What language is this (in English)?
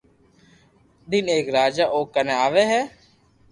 Loarki